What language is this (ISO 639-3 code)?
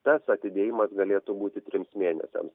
lit